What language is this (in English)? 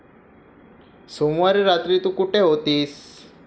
Marathi